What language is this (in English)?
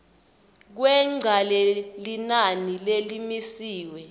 Swati